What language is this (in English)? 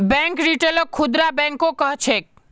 Magahi